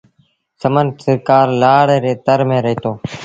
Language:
Sindhi Bhil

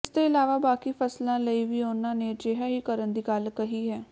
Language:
Punjabi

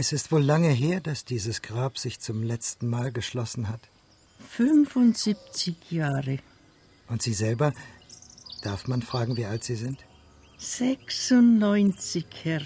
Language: German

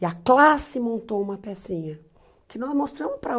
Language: Portuguese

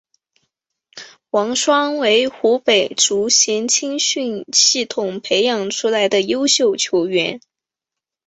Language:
Chinese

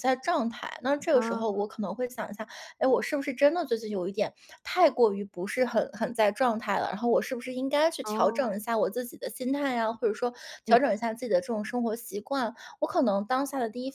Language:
Chinese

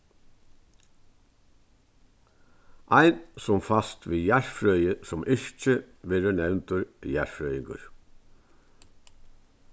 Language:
Faroese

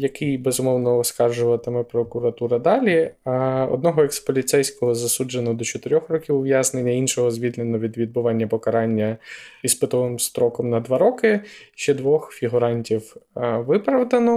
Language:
Ukrainian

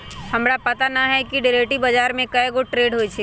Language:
Magahi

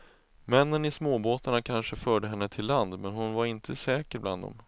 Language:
Swedish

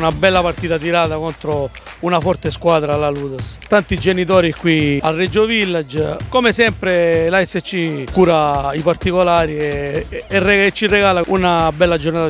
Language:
Italian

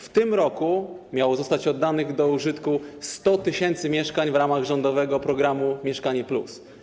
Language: Polish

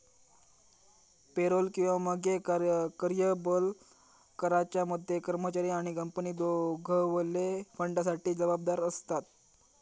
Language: Marathi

